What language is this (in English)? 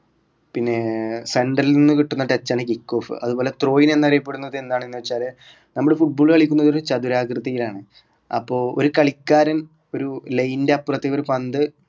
Malayalam